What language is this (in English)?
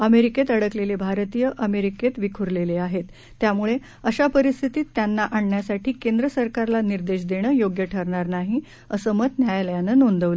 Marathi